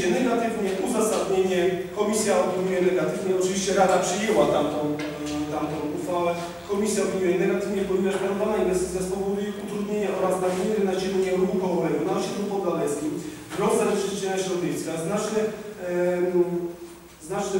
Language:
Polish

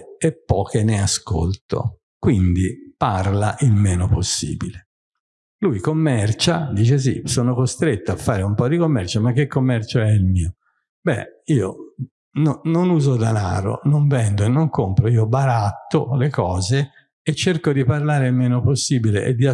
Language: Italian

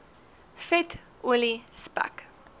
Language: Afrikaans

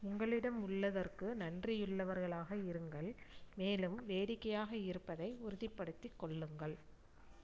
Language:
Tamil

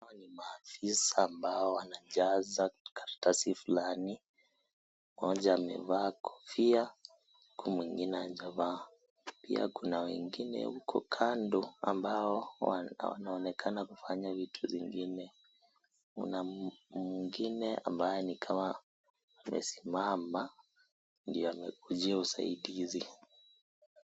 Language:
Swahili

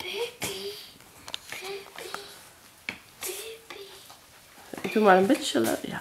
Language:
Dutch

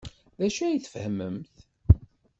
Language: Kabyle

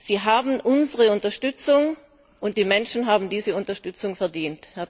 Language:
German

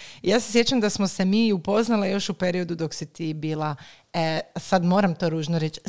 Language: Croatian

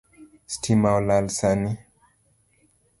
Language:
Luo (Kenya and Tanzania)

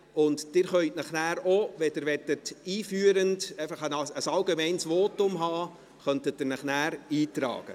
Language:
Swiss German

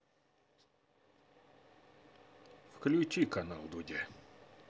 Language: Russian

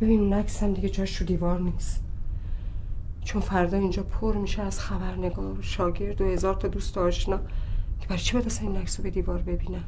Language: Persian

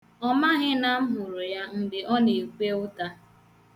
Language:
Igbo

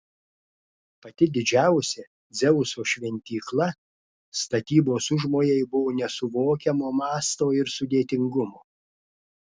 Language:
Lithuanian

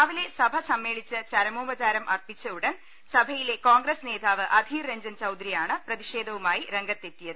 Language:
Malayalam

